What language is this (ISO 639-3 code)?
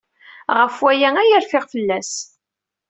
kab